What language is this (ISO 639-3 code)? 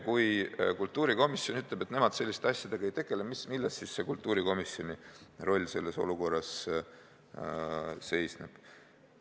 est